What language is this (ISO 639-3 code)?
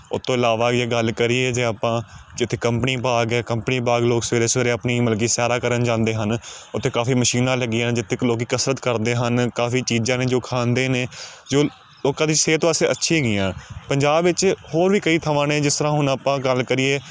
pan